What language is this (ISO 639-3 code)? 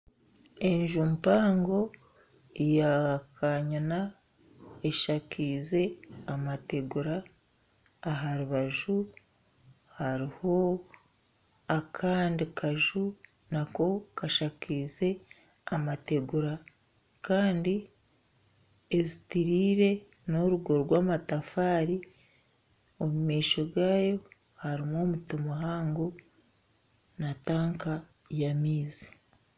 nyn